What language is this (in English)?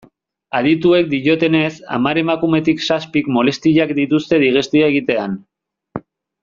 Basque